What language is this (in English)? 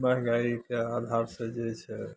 Maithili